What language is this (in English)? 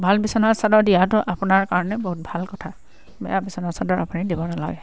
Assamese